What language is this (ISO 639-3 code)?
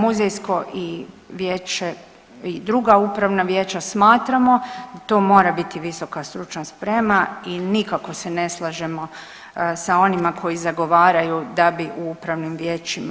hrv